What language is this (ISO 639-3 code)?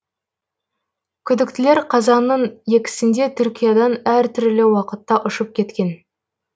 kaz